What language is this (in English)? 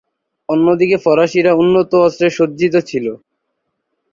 Bangla